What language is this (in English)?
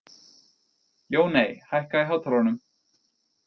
Icelandic